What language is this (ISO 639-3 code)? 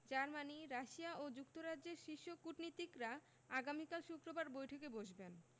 ben